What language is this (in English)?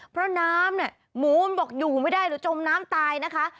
Thai